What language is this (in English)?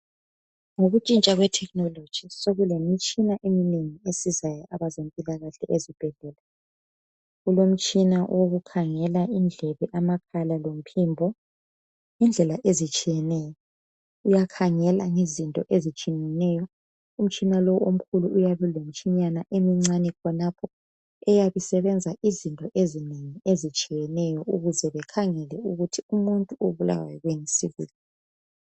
North Ndebele